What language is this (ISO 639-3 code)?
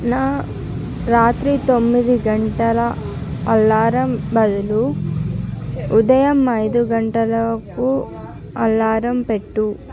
tel